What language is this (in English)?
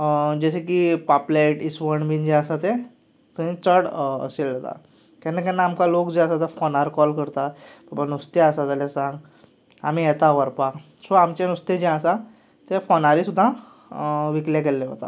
Konkani